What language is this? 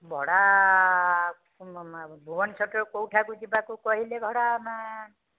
Odia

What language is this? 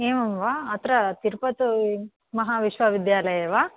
Sanskrit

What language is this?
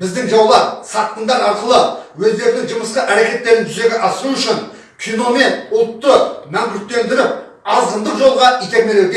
Turkish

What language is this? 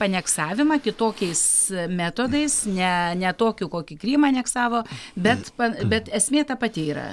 Lithuanian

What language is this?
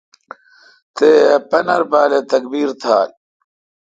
Kalkoti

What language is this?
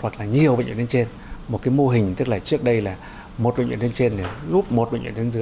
Vietnamese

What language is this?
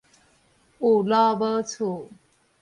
Min Nan Chinese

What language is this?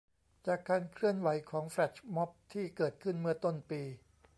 Thai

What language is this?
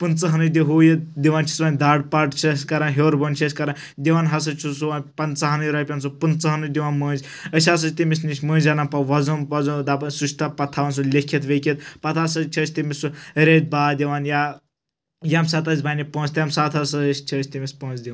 Kashmiri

